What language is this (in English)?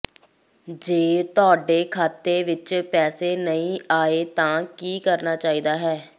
Punjabi